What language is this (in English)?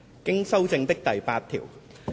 Cantonese